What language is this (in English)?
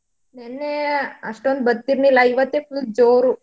Kannada